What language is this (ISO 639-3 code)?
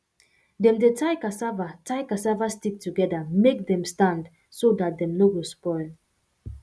pcm